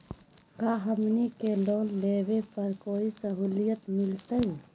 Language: Magahi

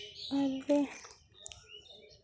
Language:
Santali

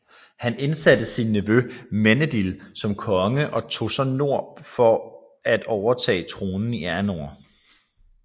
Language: Danish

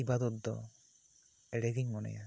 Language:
Santali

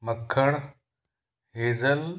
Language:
Sindhi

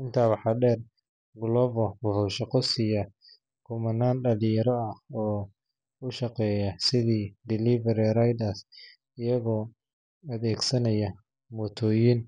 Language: Somali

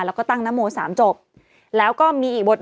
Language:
Thai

